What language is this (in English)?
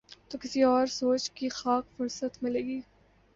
Urdu